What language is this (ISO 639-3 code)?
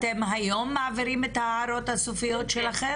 heb